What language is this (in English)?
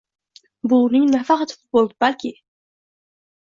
Uzbek